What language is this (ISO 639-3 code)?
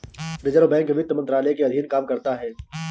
hin